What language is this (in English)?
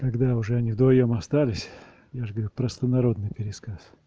Russian